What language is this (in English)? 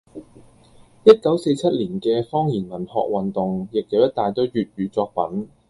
Cantonese